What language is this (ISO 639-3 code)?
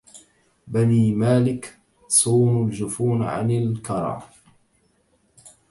ara